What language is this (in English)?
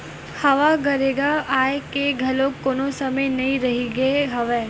Chhattisgarhi